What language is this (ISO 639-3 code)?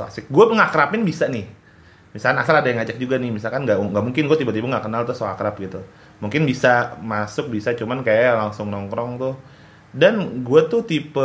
ind